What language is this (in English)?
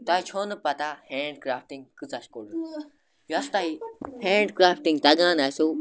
Kashmiri